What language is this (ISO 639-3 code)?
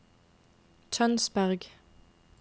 nor